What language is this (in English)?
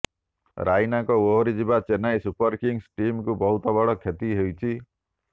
Odia